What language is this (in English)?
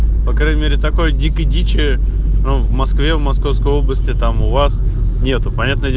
Russian